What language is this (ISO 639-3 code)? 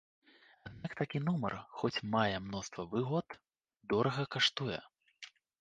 bel